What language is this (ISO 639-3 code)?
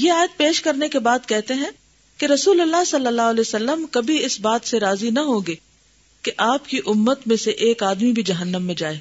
urd